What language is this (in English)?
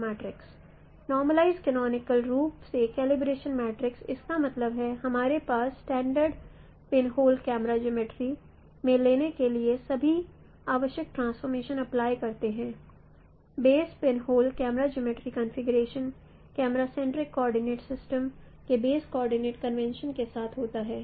Hindi